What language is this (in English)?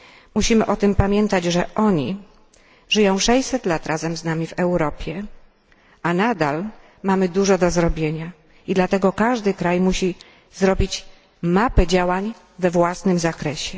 Polish